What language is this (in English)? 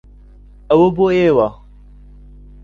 Central Kurdish